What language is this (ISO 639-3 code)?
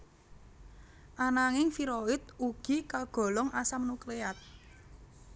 jav